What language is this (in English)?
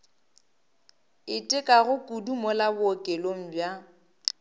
Northern Sotho